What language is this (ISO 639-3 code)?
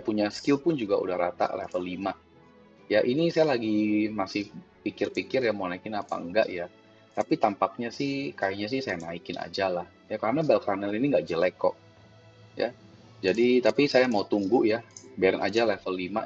ind